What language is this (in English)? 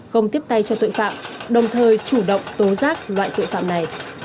Vietnamese